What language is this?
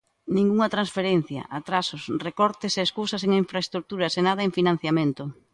Galician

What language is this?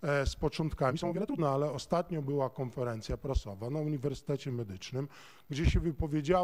Polish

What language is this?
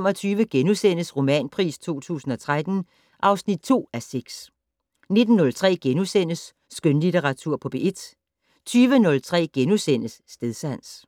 Danish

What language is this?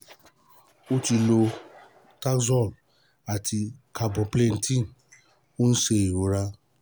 Yoruba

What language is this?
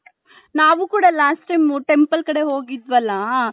Kannada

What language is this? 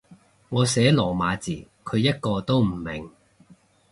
Cantonese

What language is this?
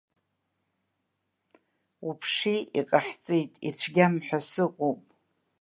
Abkhazian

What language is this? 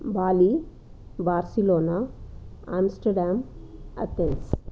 Sanskrit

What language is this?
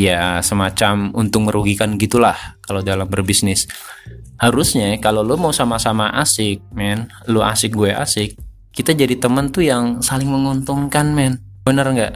Indonesian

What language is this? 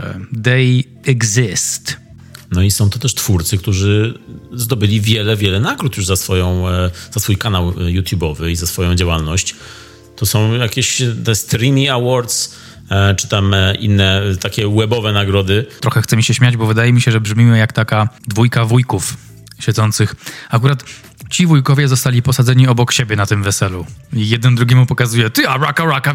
Polish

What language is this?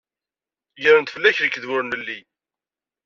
Kabyle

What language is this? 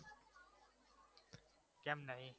Gujarati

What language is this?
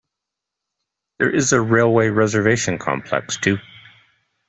English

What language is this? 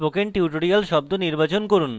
Bangla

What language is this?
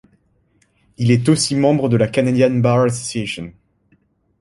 French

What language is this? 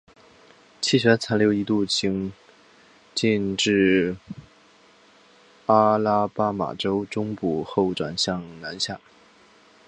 Chinese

